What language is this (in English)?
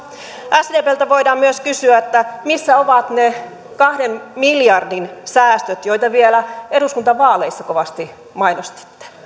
Finnish